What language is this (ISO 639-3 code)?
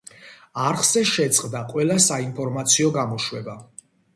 kat